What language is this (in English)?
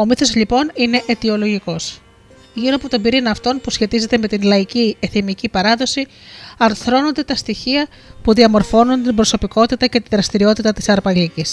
Greek